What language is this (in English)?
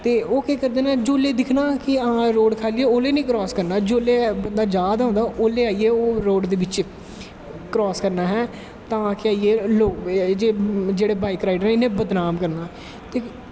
Dogri